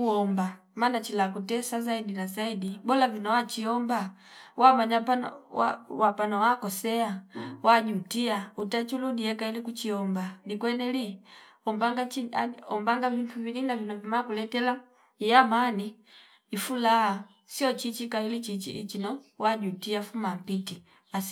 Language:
Fipa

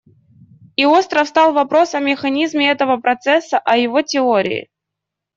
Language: Russian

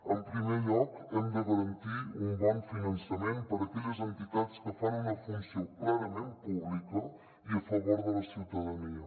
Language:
Catalan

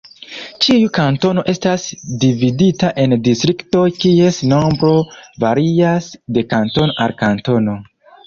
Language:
Esperanto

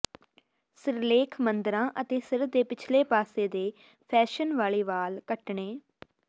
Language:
Punjabi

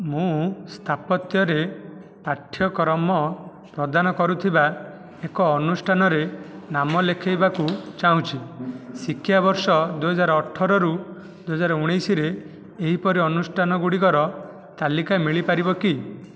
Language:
Odia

